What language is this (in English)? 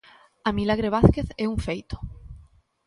Galician